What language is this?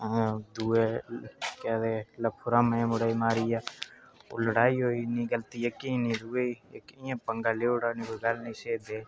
Dogri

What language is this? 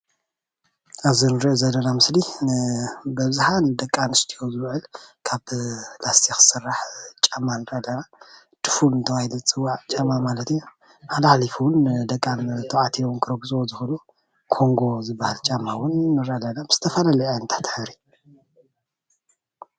Tigrinya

